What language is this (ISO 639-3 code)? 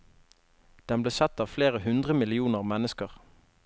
nor